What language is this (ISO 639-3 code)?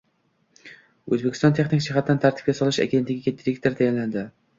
uzb